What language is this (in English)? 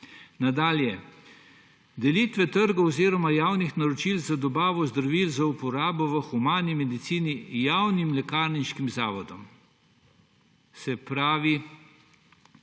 Slovenian